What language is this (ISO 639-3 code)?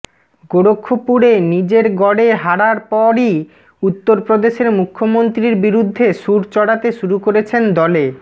ben